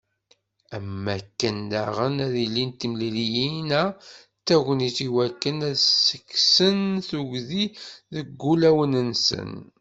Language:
Kabyle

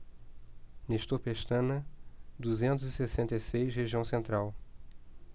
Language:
Portuguese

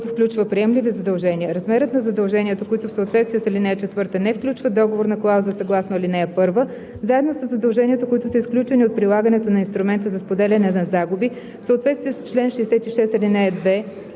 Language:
Bulgarian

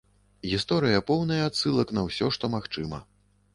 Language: Belarusian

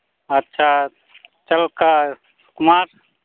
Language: Santali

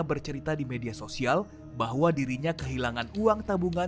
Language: Indonesian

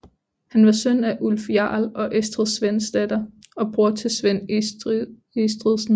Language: Danish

